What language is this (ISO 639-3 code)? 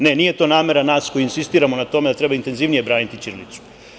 srp